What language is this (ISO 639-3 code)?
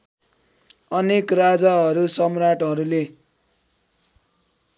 nep